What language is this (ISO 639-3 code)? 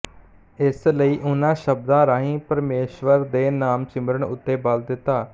pan